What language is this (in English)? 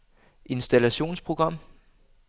Danish